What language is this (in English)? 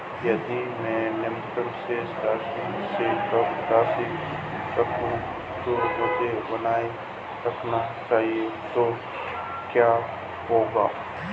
Hindi